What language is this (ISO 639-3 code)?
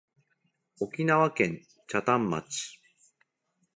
jpn